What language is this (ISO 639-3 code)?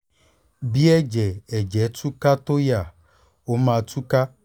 yor